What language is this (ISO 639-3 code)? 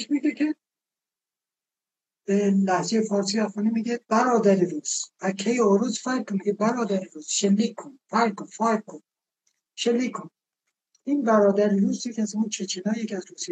fas